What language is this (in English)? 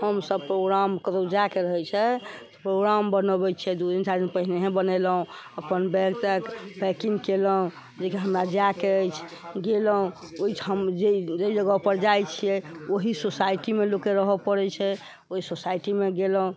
Maithili